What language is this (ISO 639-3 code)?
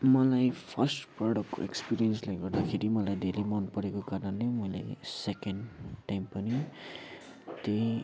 nep